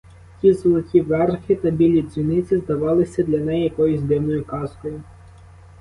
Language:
Ukrainian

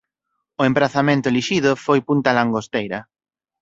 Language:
Galician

